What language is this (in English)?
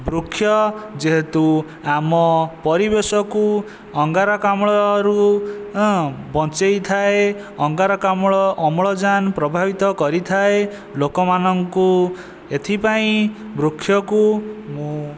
Odia